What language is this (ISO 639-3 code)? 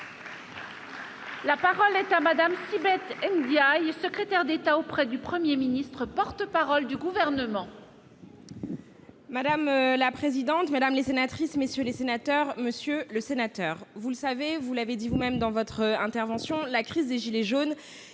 fra